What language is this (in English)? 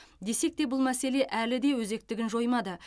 Kazakh